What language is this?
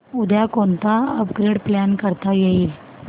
Marathi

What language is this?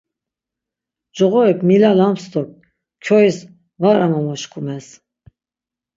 Laz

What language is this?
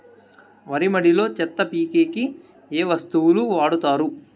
Telugu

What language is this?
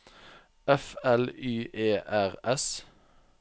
Norwegian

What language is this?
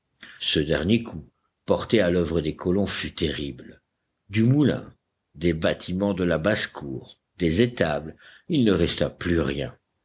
French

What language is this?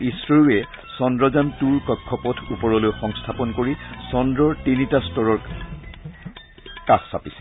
Assamese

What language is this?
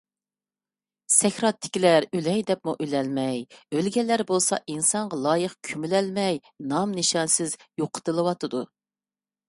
Uyghur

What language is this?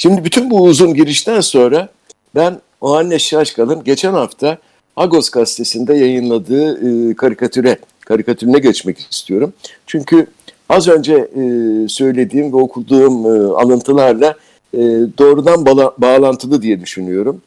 Turkish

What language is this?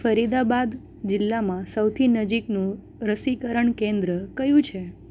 Gujarati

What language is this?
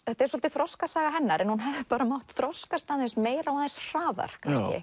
Icelandic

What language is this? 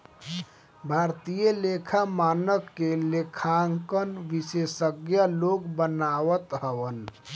Bhojpuri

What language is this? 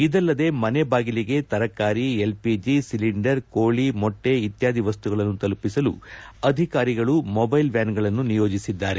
Kannada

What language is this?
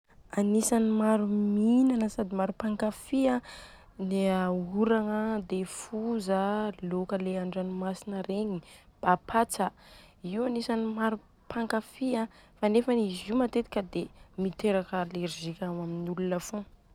Southern Betsimisaraka Malagasy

